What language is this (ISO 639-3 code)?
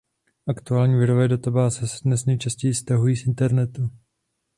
ces